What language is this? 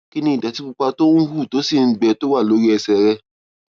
Yoruba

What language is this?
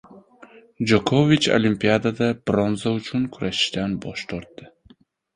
Uzbek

